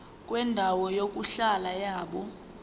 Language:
Zulu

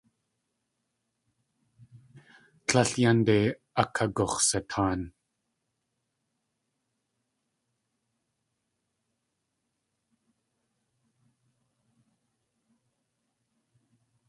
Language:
Tlingit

